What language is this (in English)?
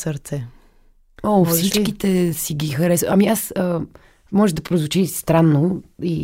Bulgarian